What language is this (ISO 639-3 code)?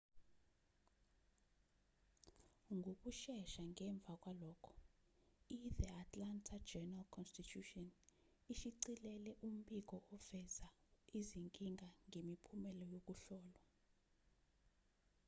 zul